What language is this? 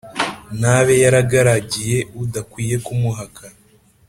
Kinyarwanda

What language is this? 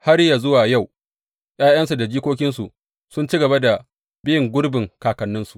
Hausa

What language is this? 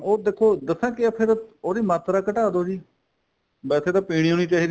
Punjabi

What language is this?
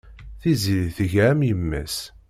Kabyle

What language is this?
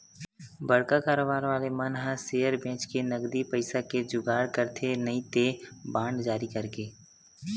Chhattisgarhi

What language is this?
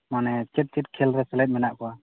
Santali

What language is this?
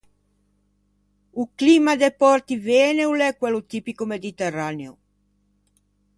Ligurian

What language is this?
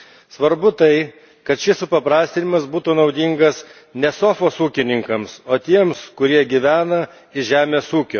Lithuanian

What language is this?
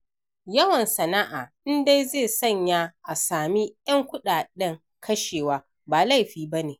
Hausa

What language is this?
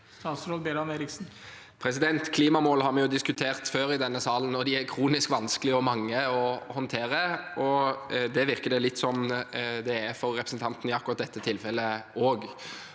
Norwegian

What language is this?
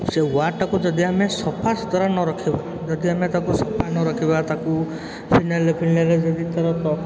Odia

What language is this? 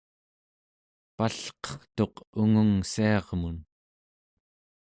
Central Yupik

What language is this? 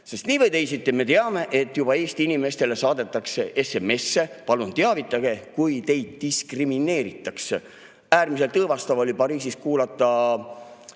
Estonian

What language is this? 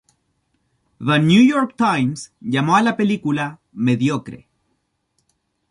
Spanish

